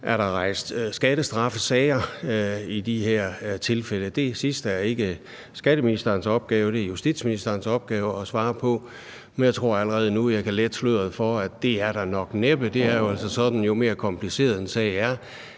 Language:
Danish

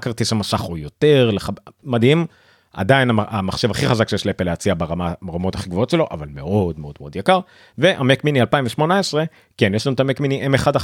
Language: Hebrew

